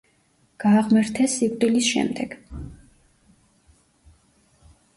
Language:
Georgian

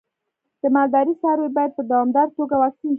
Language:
Pashto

